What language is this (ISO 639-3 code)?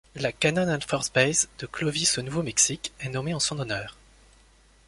fra